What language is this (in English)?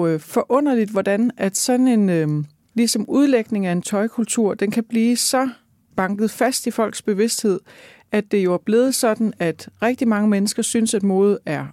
Danish